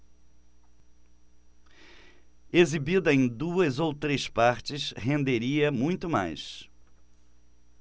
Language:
Portuguese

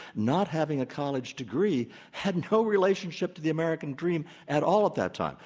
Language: English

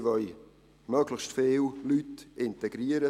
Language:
Swiss German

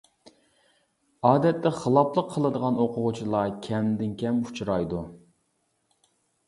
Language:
Uyghur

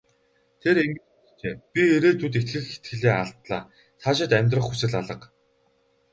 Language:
Mongolian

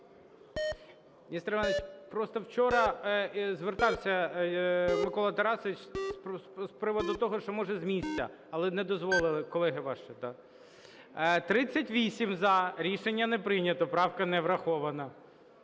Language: Ukrainian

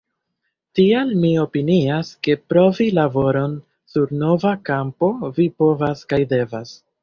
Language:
Esperanto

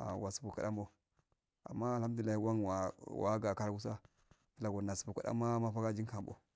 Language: Afade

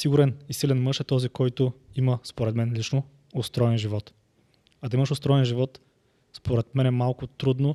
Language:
Bulgarian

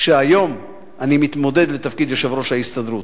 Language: Hebrew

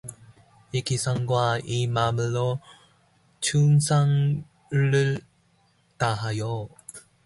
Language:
Korean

